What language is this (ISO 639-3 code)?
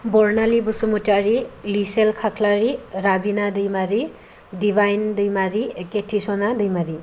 brx